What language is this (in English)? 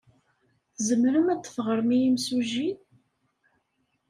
Kabyle